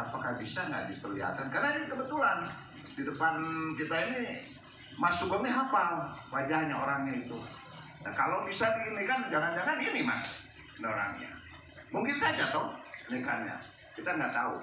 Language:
Indonesian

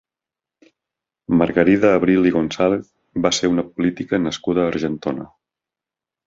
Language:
Catalan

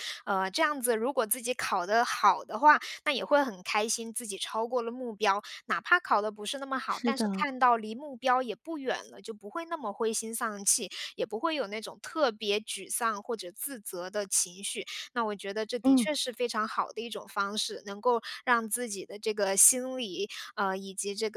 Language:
Chinese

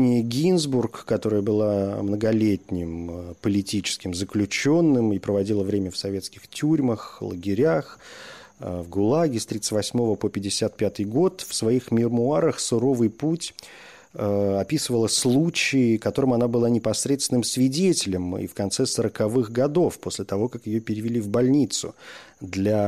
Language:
Russian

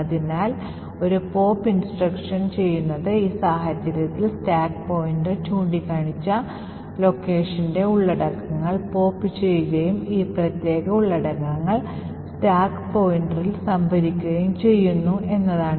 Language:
Malayalam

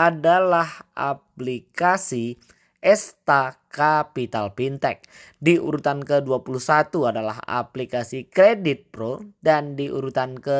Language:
Indonesian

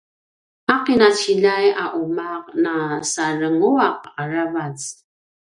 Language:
Paiwan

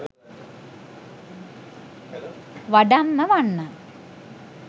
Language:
Sinhala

